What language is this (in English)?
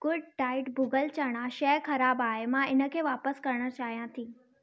Sindhi